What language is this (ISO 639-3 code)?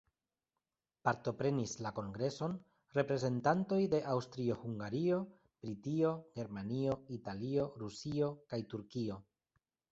epo